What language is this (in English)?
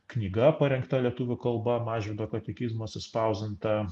Lithuanian